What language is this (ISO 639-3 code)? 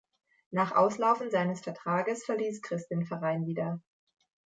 deu